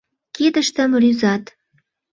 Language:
Mari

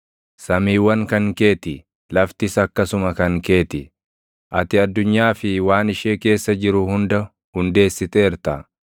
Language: Oromo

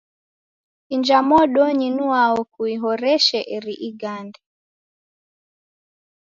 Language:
Taita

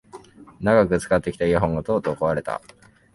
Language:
Japanese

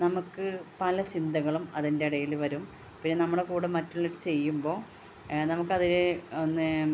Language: Malayalam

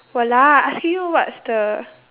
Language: English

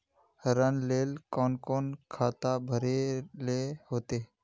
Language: Magahi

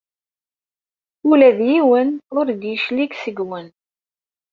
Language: Kabyle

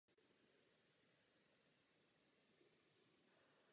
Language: Czech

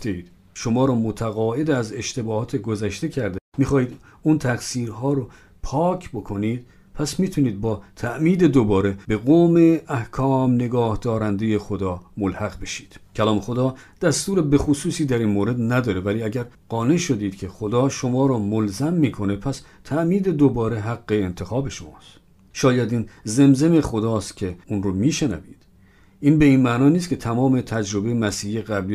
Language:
Persian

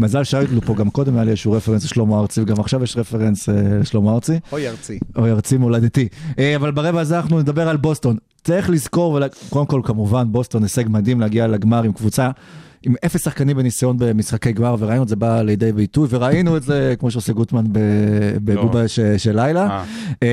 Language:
Hebrew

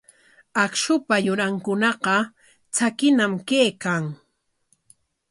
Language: Corongo Ancash Quechua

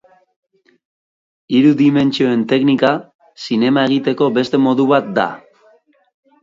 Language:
Basque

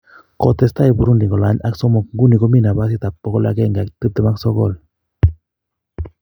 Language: Kalenjin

